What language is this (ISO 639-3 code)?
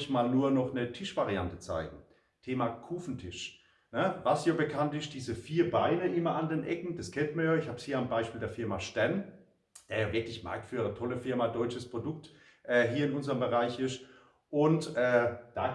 deu